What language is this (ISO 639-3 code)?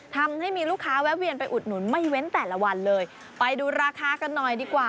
tha